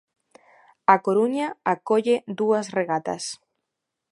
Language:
Galician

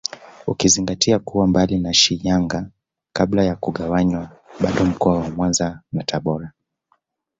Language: Swahili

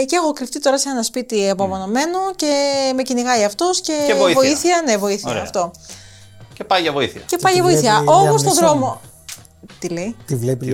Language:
Greek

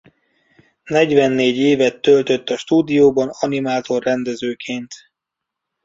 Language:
Hungarian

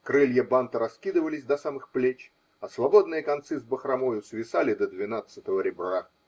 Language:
Russian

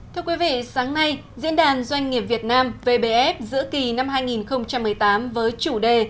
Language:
Vietnamese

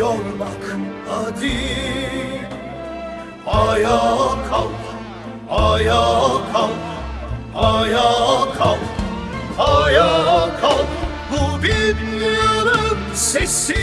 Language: Turkish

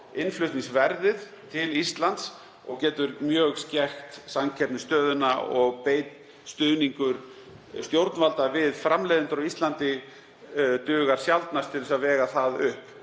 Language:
Icelandic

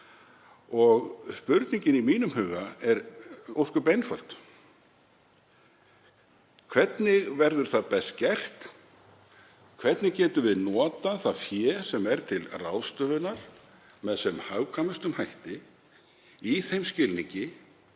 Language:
Icelandic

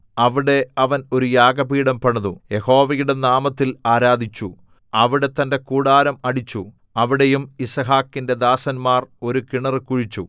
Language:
Malayalam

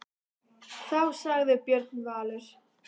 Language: Icelandic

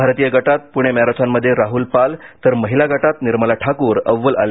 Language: Marathi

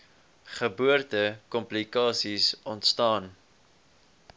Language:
Afrikaans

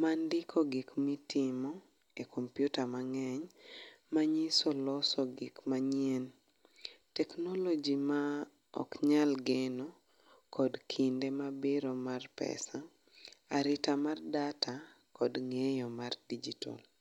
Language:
Luo (Kenya and Tanzania)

